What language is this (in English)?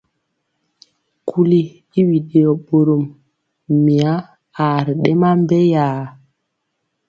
Mpiemo